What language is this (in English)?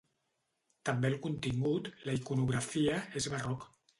Catalan